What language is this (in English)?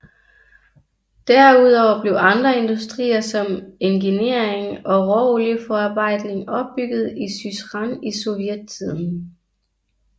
Danish